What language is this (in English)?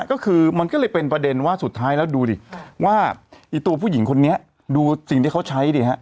Thai